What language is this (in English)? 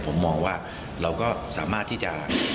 Thai